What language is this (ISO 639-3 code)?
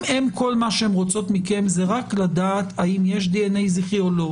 heb